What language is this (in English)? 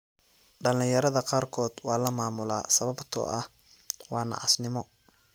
Somali